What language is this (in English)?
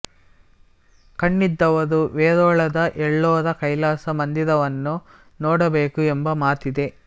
Kannada